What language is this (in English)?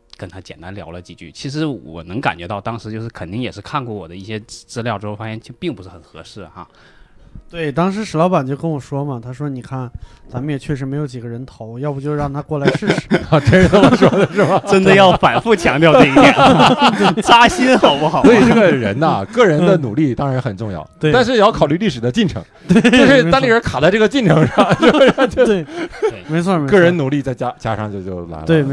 Chinese